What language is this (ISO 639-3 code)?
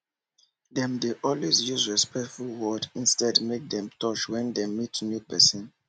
pcm